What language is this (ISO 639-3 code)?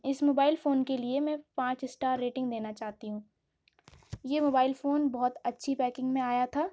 urd